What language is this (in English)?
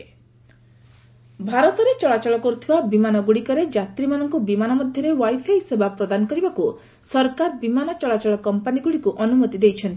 Odia